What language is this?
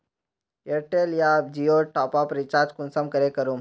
Magahi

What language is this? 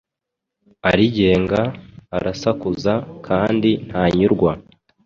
Kinyarwanda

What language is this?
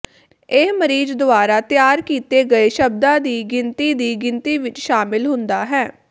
Punjabi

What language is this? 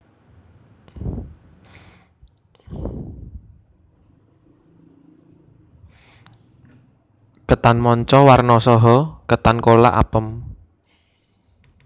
Javanese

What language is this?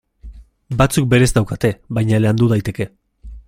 Basque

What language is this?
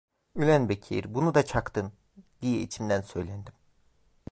Turkish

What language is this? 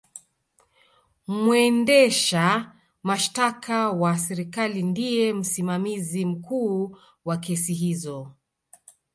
Swahili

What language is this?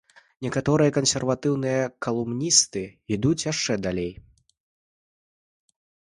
Belarusian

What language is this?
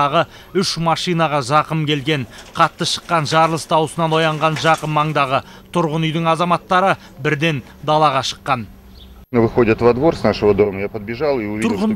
Turkish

